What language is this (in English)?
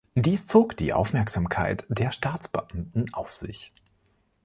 German